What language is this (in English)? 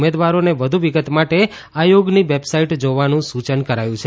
Gujarati